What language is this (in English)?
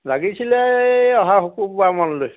Assamese